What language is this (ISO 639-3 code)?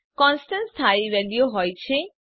guj